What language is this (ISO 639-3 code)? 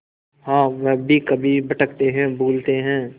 hin